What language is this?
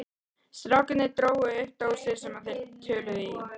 Icelandic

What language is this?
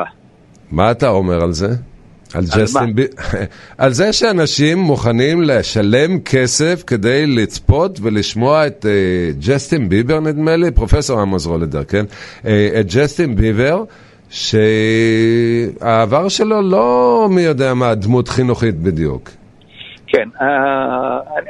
Hebrew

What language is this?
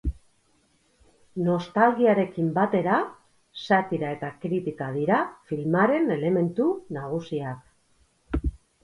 Basque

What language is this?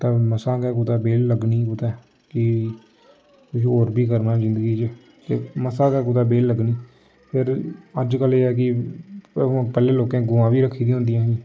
Dogri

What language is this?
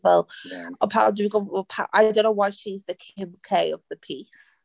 Welsh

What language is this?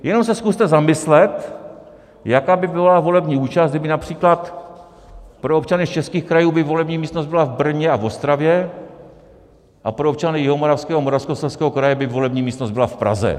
Czech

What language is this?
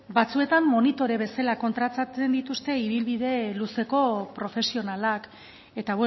Basque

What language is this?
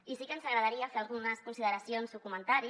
Catalan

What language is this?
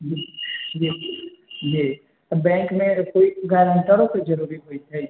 Maithili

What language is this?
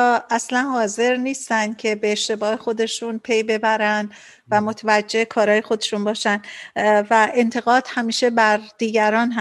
Persian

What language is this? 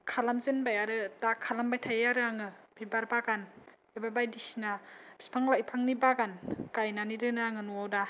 Bodo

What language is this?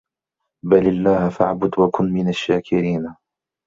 Arabic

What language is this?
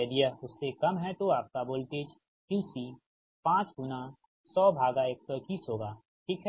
Hindi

